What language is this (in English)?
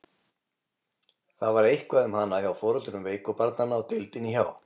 Icelandic